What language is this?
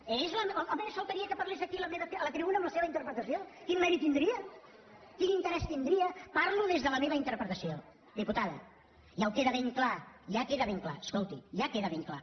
Catalan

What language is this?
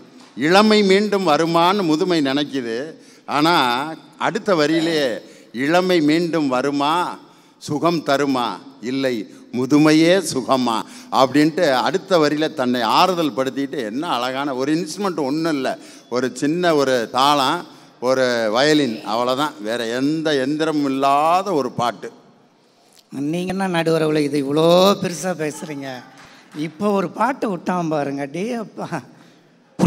Tamil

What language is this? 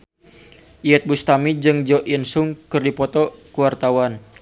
Sundanese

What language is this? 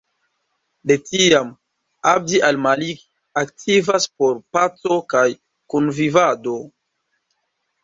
Esperanto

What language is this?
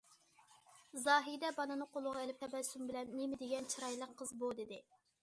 Uyghur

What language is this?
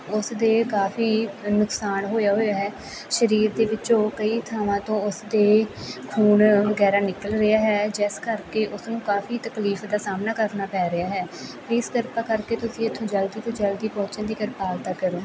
Punjabi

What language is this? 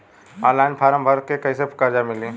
Bhojpuri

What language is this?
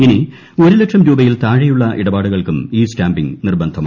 Malayalam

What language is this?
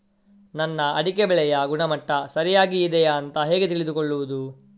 Kannada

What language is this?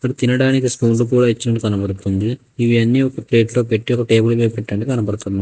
Telugu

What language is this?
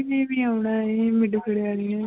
Punjabi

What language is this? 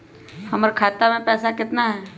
Magahi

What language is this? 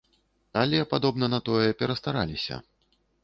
Belarusian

